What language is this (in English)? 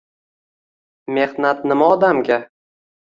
Uzbek